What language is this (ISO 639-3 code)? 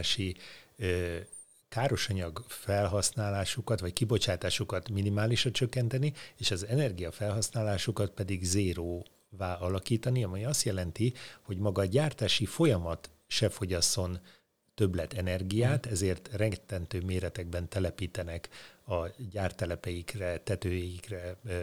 hun